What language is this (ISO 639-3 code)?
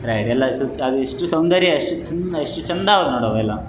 kan